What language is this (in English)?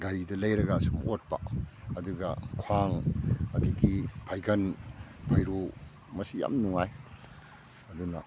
Manipuri